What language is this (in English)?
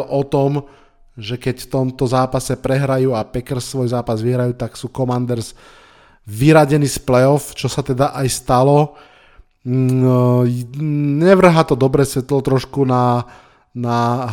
Slovak